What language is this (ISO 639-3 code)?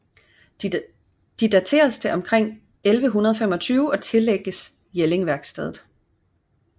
dan